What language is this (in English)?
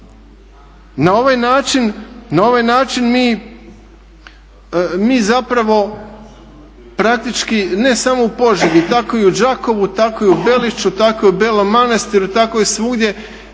Croatian